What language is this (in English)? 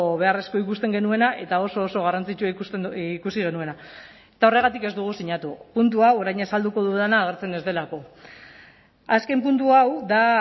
Basque